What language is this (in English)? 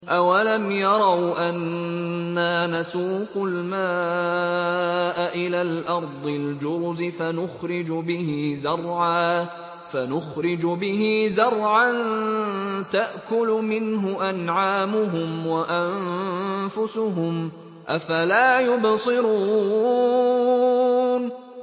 Arabic